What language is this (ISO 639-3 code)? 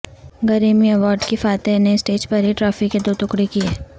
urd